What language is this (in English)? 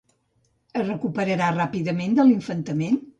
Catalan